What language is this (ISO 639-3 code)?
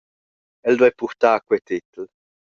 roh